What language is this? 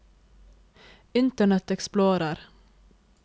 Norwegian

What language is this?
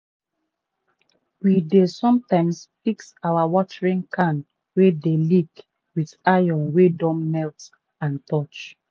Nigerian Pidgin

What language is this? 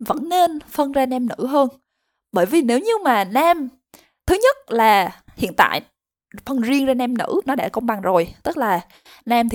Vietnamese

